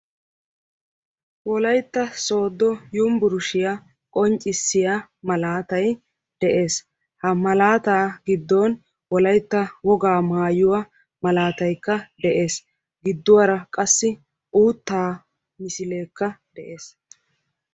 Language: Wolaytta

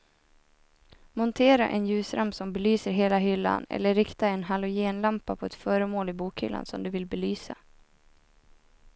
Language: Swedish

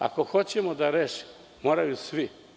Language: Serbian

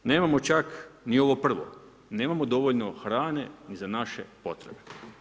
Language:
Croatian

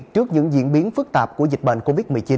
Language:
Vietnamese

